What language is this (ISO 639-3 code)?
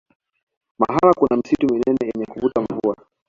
swa